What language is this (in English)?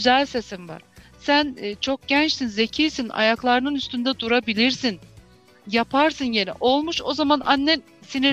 Turkish